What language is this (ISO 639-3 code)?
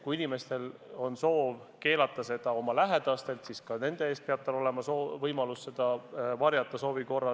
est